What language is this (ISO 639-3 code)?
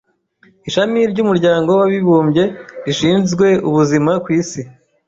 kin